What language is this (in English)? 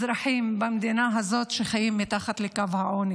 Hebrew